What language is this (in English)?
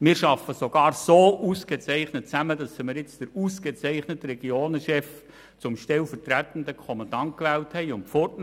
Swiss German